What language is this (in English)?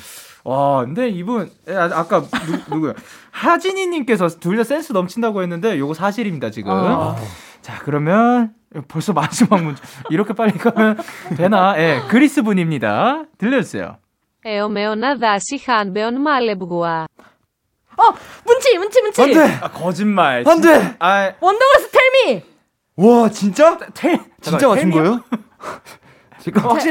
Korean